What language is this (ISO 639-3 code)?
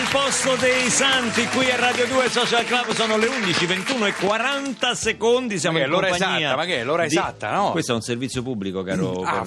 ita